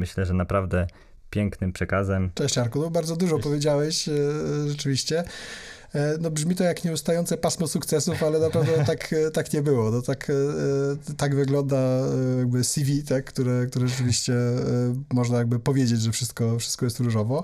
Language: Polish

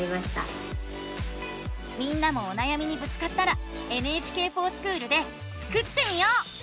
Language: Japanese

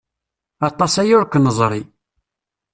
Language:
Kabyle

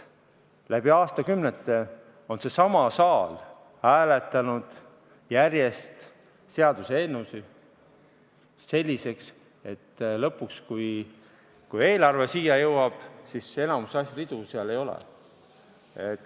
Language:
Estonian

